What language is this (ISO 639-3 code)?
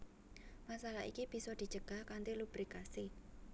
jav